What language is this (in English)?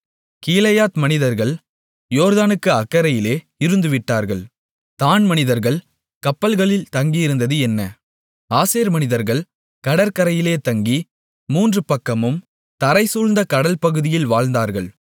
Tamil